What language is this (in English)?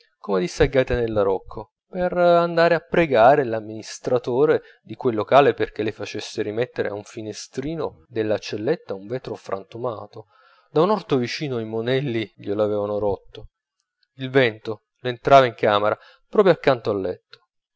Italian